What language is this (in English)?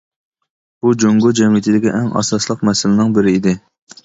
Uyghur